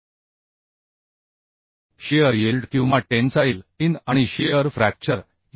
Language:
Marathi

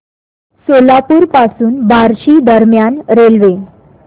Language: Marathi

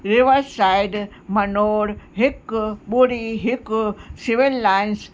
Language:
Sindhi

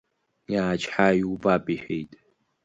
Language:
Abkhazian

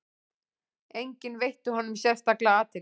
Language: Icelandic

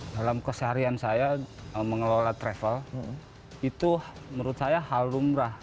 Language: Indonesian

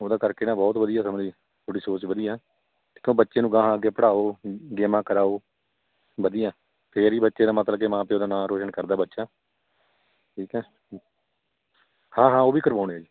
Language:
Punjabi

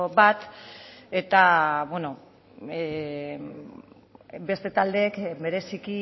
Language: Basque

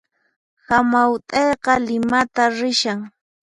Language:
Puno Quechua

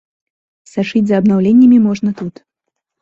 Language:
Belarusian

